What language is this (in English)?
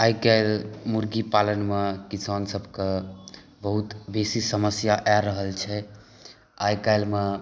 Maithili